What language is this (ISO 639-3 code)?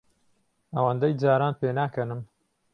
ckb